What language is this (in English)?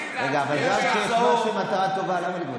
Hebrew